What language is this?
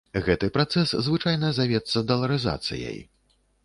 Belarusian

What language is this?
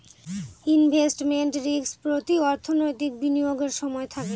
Bangla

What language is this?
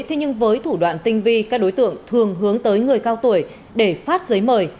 Vietnamese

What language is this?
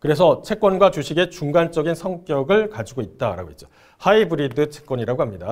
Korean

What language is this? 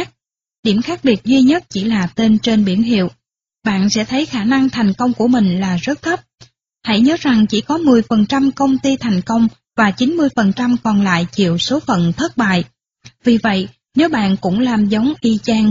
Vietnamese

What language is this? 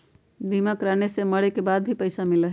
Magahi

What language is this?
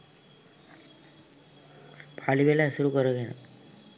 Sinhala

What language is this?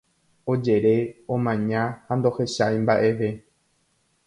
Guarani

